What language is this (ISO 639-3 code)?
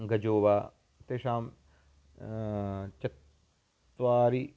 san